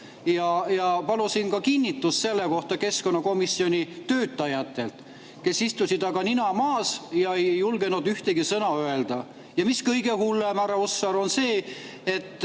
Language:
Estonian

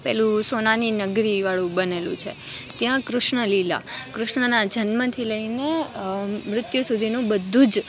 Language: Gujarati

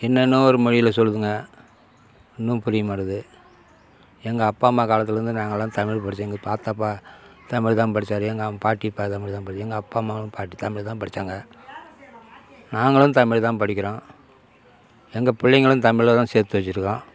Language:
Tamil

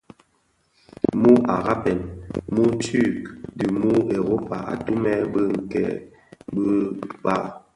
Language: Bafia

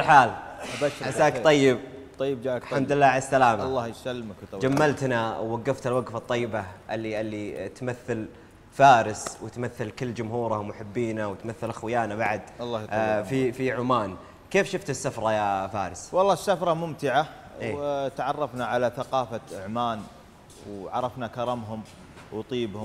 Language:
Arabic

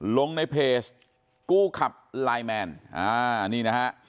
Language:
Thai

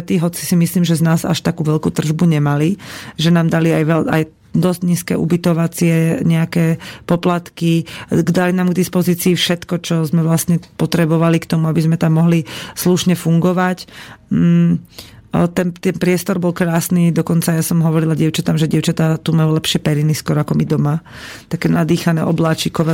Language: Slovak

